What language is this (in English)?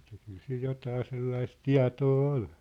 Finnish